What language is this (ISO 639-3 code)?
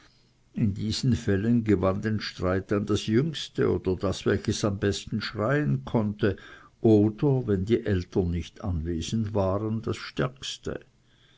deu